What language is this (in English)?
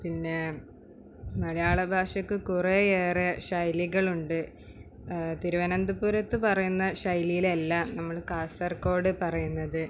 Malayalam